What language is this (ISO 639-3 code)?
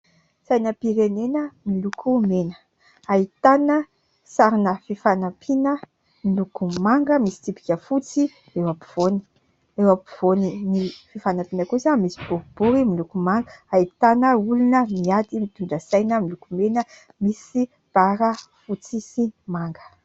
mlg